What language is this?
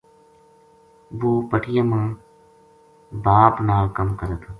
Gujari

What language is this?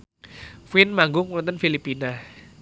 Javanese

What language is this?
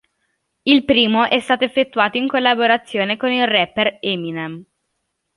Italian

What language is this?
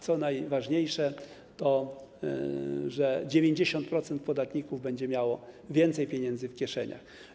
Polish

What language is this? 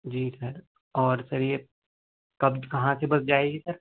Urdu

